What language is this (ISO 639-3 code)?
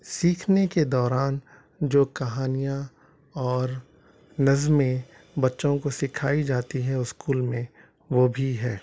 urd